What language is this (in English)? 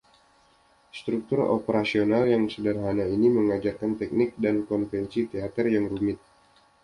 Indonesian